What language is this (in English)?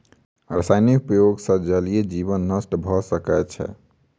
Maithili